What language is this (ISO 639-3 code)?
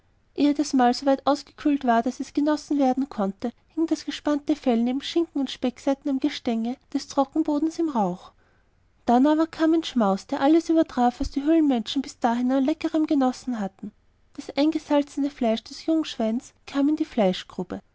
deu